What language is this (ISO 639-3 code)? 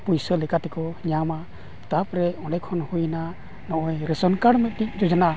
sat